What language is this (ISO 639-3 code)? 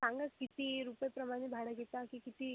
mar